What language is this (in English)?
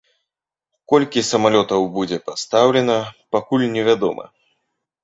Belarusian